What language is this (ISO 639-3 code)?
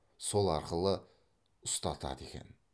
kaz